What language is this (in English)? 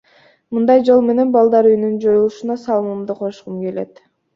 Kyrgyz